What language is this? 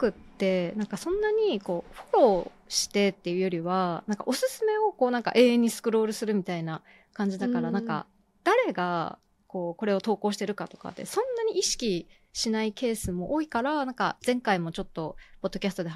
Japanese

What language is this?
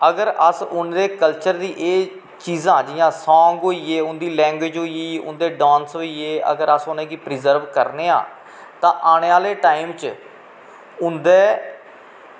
Dogri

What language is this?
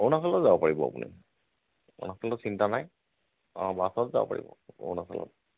Assamese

